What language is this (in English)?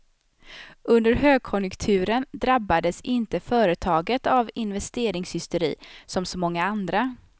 Swedish